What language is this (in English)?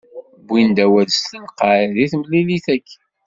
Kabyle